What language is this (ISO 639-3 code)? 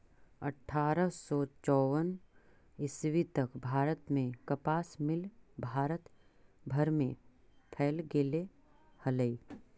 mag